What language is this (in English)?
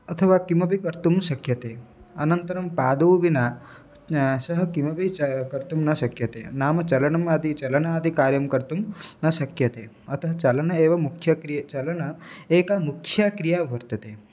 Sanskrit